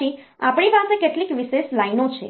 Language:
Gujarati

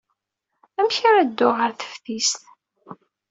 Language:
Kabyle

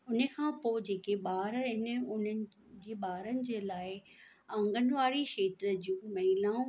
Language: Sindhi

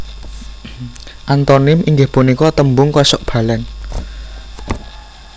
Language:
Javanese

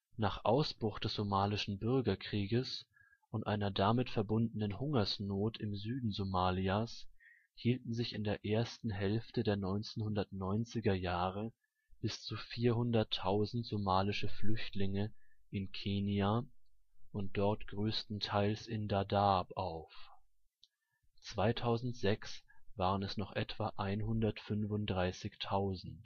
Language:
German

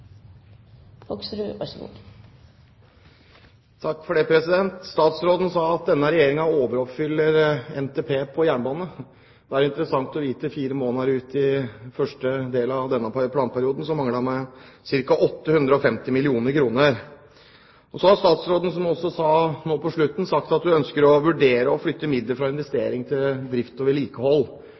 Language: Norwegian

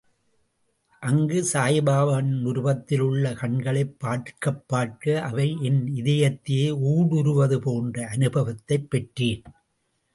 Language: Tamil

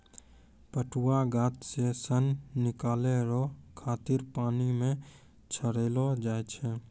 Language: Maithili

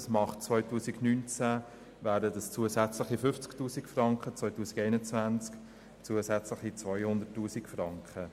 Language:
Swiss German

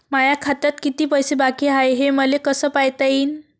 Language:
Marathi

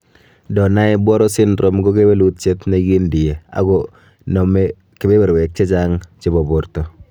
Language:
Kalenjin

